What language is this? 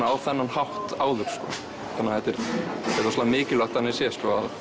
Icelandic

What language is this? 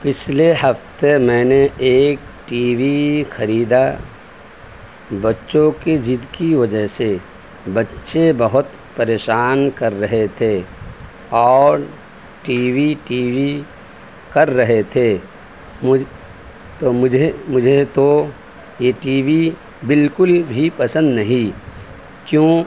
Urdu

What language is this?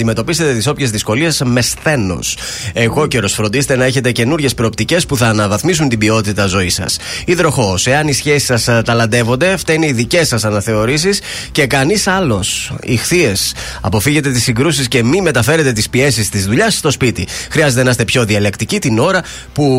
Greek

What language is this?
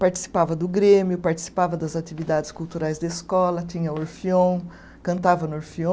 Portuguese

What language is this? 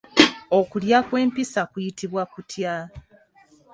Ganda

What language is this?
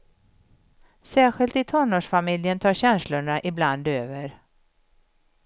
Swedish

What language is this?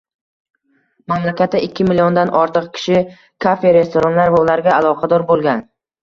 Uzbek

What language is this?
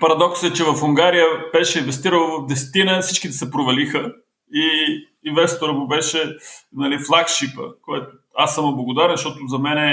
Bulgarian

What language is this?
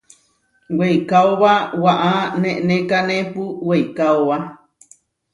Huarijio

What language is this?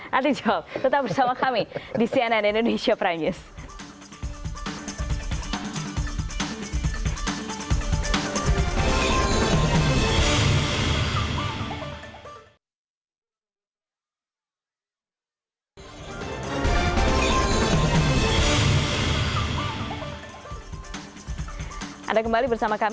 Indonesian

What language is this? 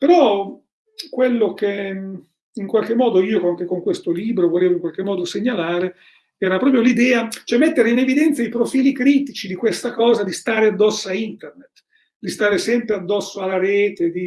Italian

